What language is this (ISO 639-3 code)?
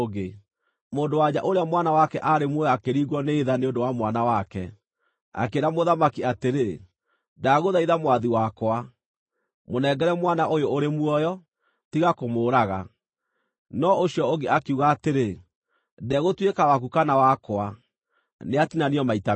kik